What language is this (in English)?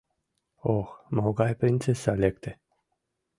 Mari